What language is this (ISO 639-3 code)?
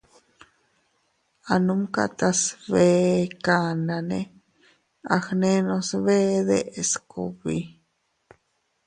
cut